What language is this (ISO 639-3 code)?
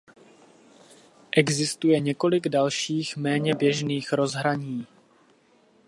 ces